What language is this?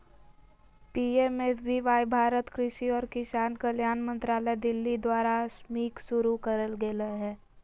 Magahi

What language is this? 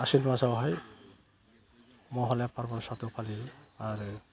Bodo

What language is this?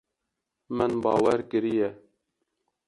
Kurdish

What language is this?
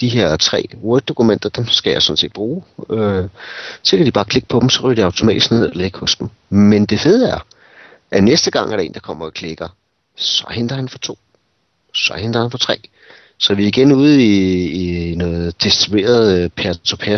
Danish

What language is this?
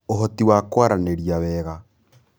Kikuyu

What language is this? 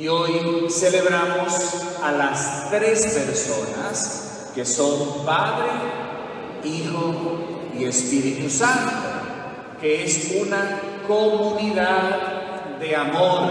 Spanish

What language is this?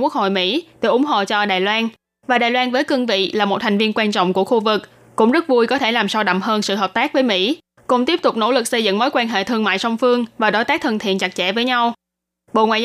Vietnamese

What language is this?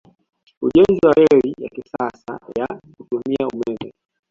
Swahili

